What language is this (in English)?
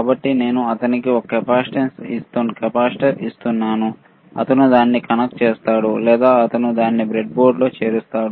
Telugu